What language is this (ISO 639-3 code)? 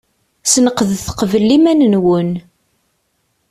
kab